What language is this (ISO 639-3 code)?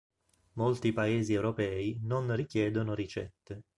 ita